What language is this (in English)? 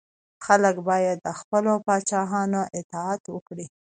Pashto